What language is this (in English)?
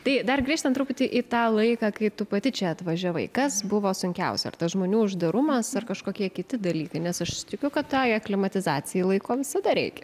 Lithuanian